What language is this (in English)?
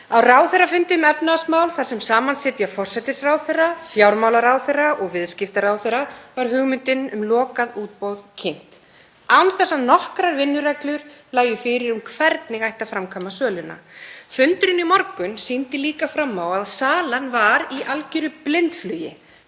Icelandic